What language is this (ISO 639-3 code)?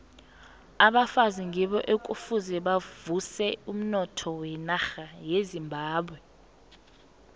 nbl